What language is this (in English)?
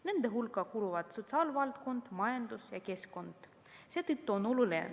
Estonian